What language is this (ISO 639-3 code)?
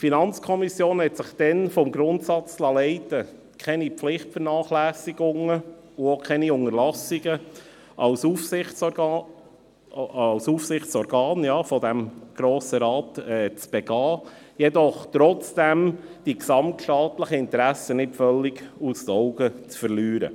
gsw